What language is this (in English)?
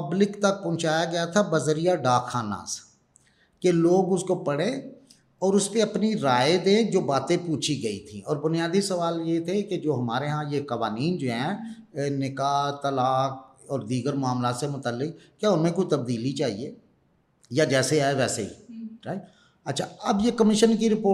Urdu